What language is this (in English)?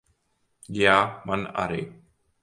Latvian